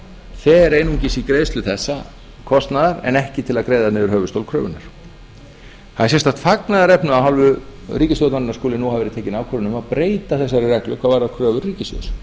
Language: Icelandic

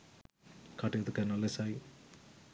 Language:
Sinhala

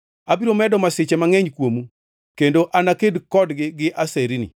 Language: Luo (Kenya and Tanzania)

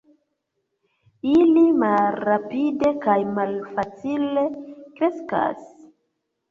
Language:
Esperanto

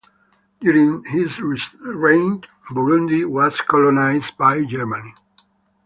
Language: English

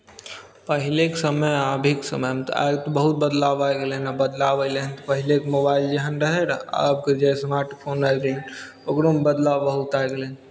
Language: Maithili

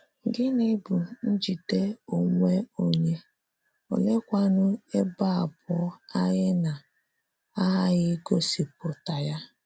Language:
Igbo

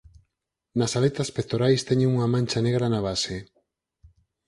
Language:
Galician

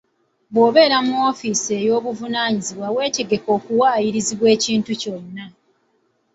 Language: Ganda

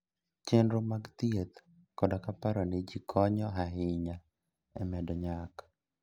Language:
Luo (Kenya and Tanzania)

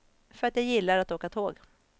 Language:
Swedish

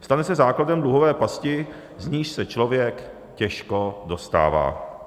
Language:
Czech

